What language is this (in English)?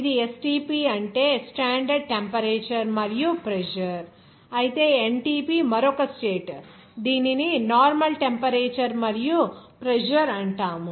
Telugu